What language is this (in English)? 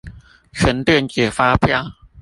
Chinese